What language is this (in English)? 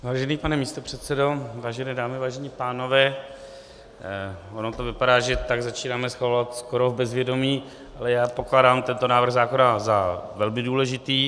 Czech